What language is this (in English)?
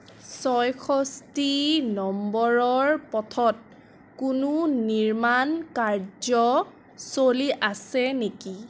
Assamese